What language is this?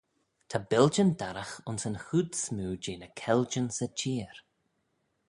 Manx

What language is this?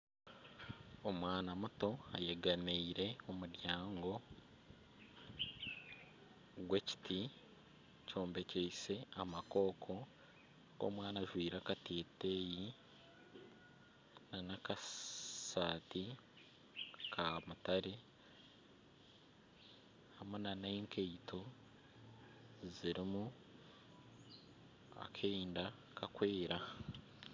Nyankole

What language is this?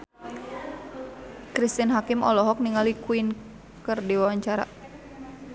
Sundanese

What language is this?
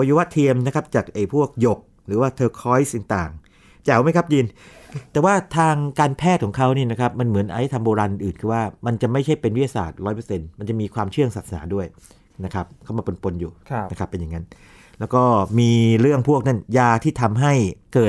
Thai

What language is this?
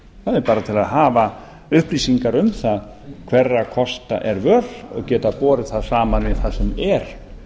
Icelandic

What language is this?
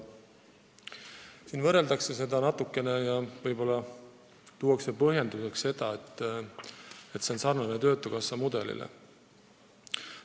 Estonian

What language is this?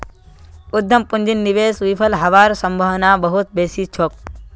Magahi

